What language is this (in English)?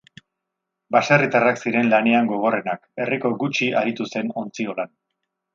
Basque